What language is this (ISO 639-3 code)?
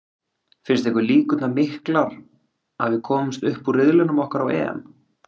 isl